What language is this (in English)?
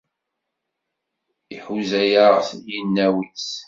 Kabyle